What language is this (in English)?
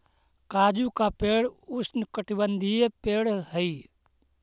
Magahi